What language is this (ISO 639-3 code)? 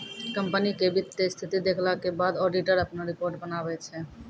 mai